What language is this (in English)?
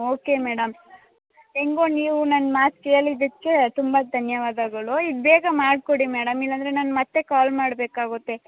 Kannada